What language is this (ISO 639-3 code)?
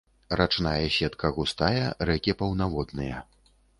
bel